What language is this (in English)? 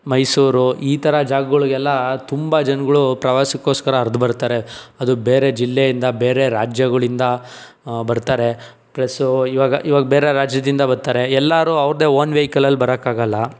Kannada